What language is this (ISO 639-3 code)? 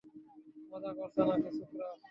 ben